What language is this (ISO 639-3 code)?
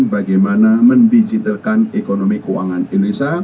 ind